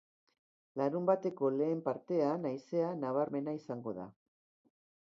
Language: Basque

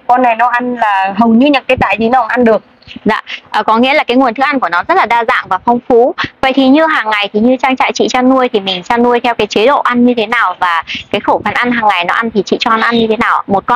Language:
Vietnamese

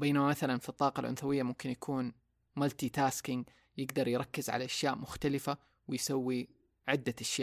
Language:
Arabic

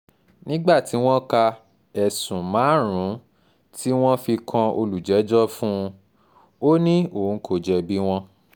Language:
Yoruba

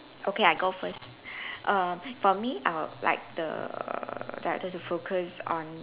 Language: English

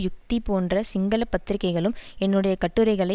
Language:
Tamil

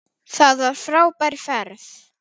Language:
Icelandic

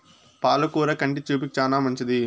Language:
Telugu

